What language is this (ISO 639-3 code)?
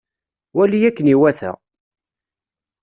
kab